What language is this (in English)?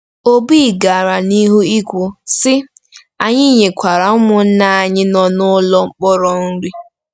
Igbo